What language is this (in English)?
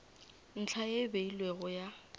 Northern Sotho